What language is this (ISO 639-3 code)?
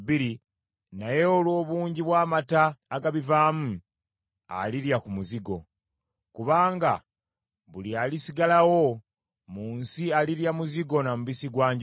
lug